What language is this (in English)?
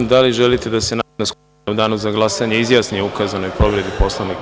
Serbian